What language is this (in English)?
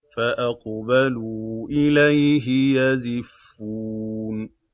Arabic